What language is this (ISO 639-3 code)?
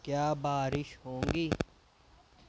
urd